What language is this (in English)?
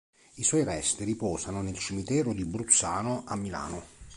Italian